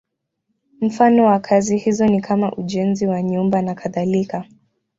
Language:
Swahili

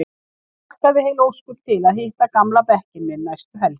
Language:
Icelandic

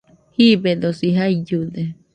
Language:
Nüpode Huitoto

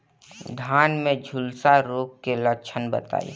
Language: Bhojpuri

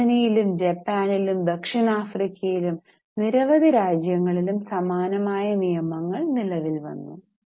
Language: Malayalam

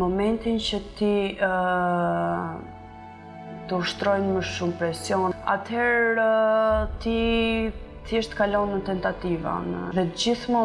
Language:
Polish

